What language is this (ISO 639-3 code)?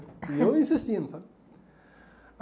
por